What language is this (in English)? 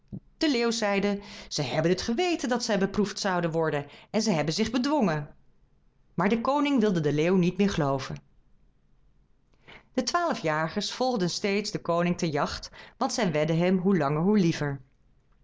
Dutch